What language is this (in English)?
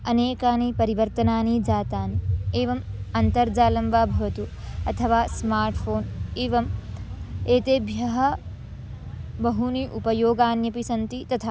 Sanskrit